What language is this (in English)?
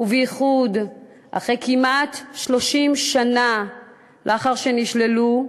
Hebrew